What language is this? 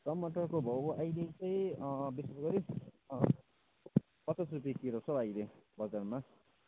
Nepali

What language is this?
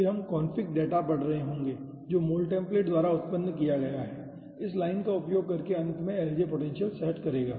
Hindi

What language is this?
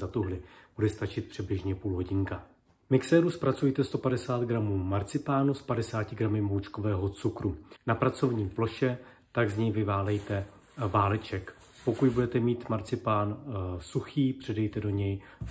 Czech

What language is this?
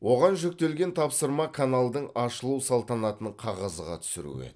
Kazakh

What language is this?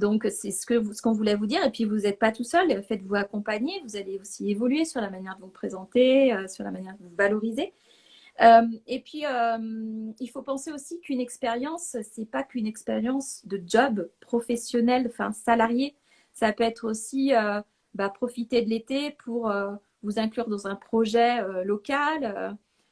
French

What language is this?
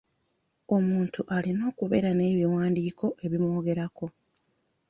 Ganda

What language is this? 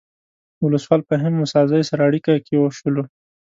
Pashto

